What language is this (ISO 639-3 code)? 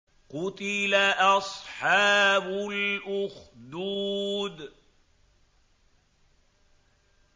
ara